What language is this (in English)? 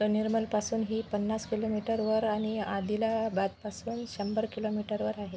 Marathi